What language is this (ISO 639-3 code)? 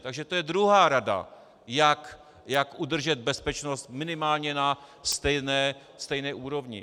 ces